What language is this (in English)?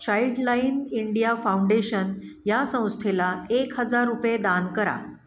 Marathi